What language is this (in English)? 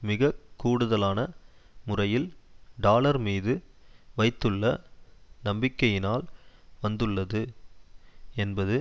Tamil